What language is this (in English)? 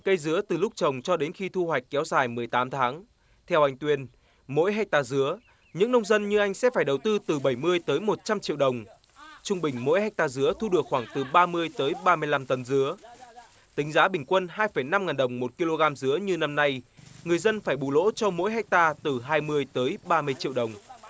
Vietnamese